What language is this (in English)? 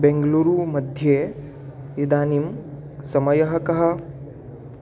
Sanskrit